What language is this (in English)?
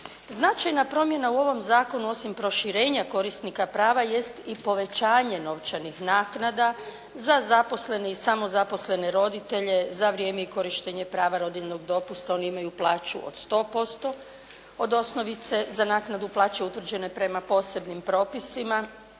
Croatian